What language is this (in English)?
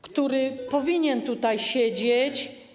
Polish